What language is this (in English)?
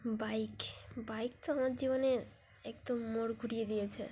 Bangla